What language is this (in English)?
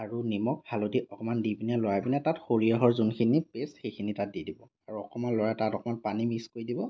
Assamese